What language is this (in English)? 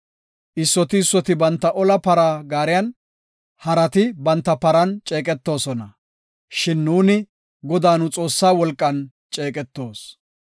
Gofa